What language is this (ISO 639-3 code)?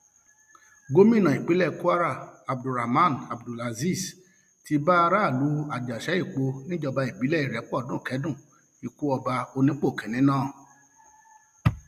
yor